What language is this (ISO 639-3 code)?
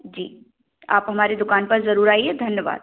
hin